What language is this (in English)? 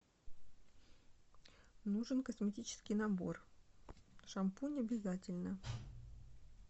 Russian